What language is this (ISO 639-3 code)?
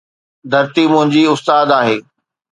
snd